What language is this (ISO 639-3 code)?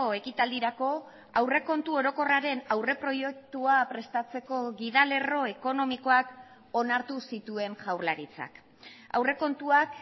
eus